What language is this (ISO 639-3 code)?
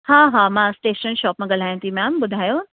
snd